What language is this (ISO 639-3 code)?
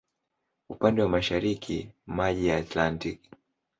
swa